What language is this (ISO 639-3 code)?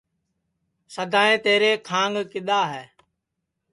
ssi